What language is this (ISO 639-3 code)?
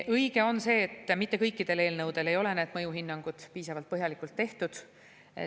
est